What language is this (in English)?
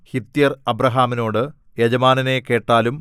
Malayalam